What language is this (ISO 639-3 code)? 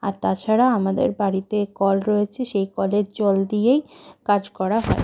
ben